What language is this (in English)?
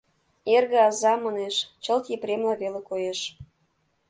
Mari